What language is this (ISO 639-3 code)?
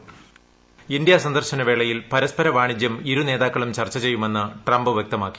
mal